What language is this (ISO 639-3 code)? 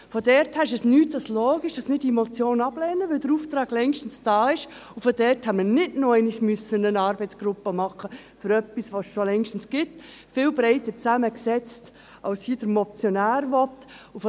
gsw